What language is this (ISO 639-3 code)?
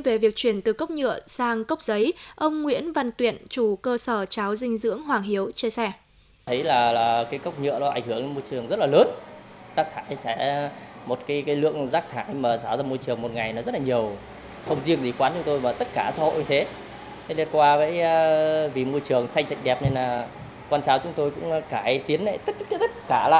vie